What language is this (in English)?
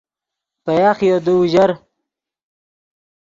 Yidgha